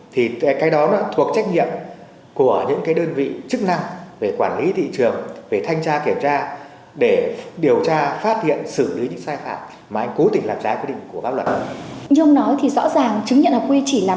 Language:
Vietnamese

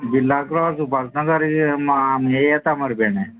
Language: Konkani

